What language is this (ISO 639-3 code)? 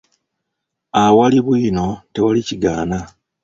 lug